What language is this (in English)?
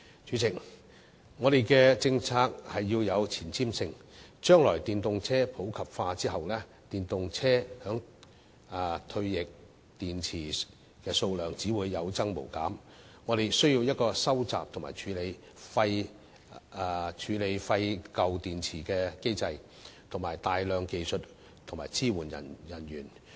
Cantonese